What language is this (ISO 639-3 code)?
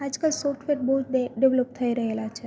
guj